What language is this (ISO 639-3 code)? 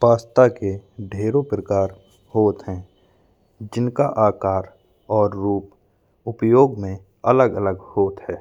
bns